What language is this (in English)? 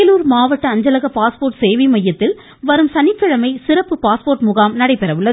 Tamil